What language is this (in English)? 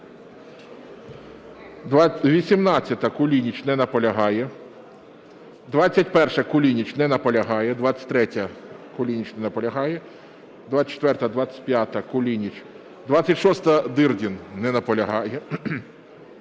Ukrainian